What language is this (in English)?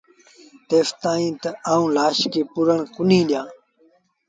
Sindhi Bhil